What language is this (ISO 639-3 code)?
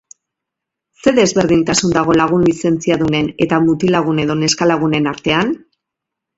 eus